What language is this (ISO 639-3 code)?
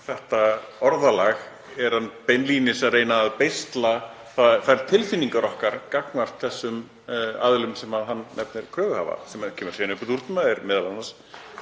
isl